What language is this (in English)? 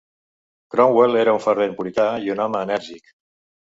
Catalan